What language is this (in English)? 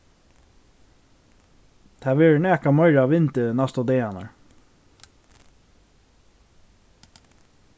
Faroese